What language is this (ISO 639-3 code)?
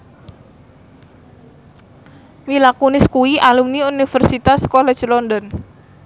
jav